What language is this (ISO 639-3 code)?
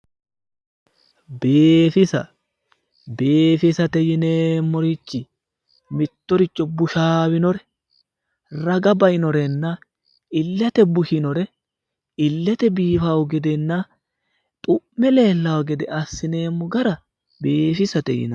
sid